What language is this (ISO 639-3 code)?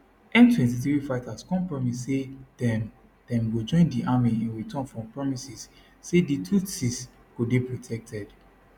pcm